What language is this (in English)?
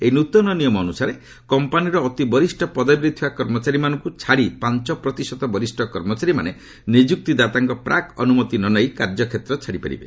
Odia